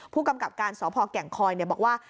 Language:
Thai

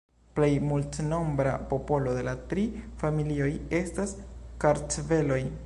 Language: Esperanto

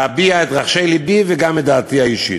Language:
Hebrew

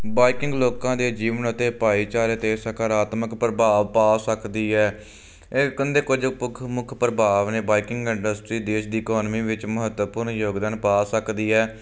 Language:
Punjabi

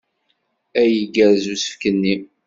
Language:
Kabyle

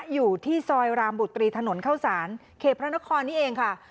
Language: Thai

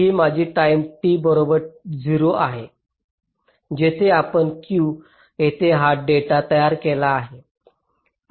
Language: Marathi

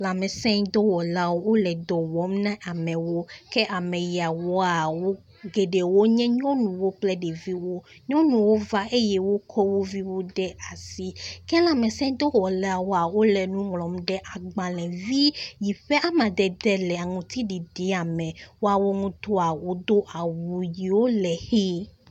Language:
Ewe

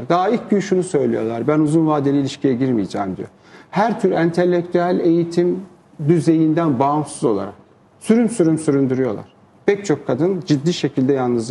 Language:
Turkish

